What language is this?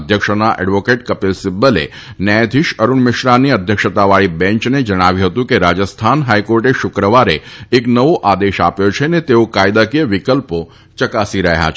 Gujarati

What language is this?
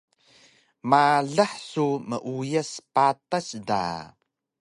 Taroko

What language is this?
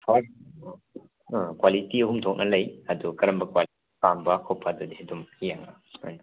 Manipuri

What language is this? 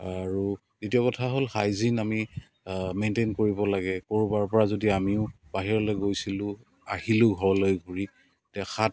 Assamese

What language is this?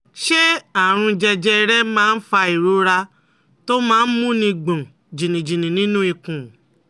Yoruba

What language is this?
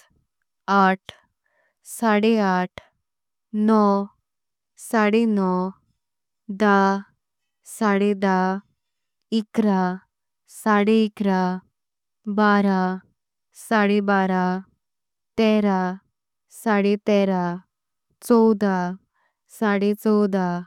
Konkani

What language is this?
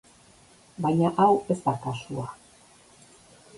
Basque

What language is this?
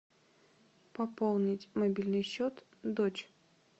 Russian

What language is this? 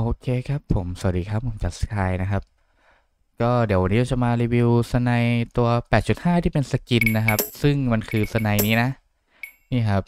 Thai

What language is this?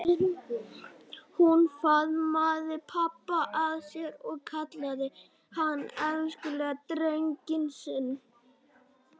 Icelandic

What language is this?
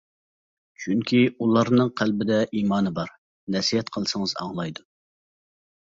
Uyghur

